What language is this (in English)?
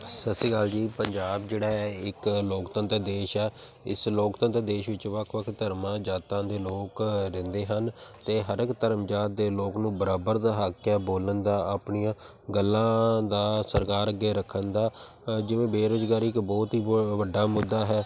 Punjabi